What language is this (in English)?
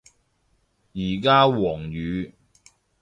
Cantonese